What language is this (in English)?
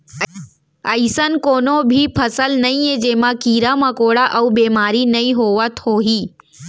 Chhattisgarhi